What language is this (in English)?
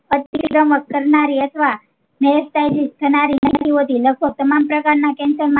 Gujarati